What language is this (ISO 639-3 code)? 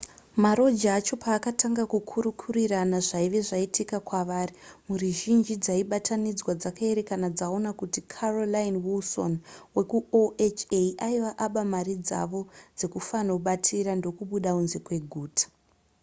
sna